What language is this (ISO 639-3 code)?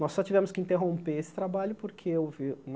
por